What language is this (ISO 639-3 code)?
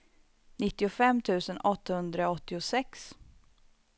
swe